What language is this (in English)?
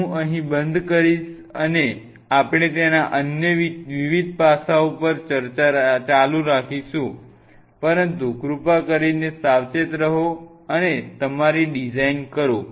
Gujarati